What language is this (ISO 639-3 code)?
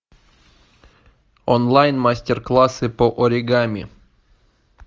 rus